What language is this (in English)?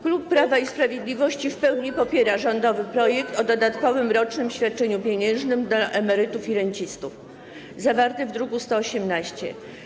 Polish